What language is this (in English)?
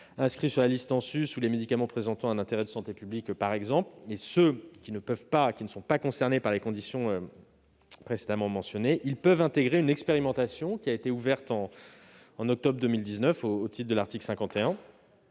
French